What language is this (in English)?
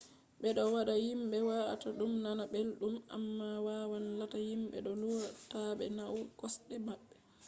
Fula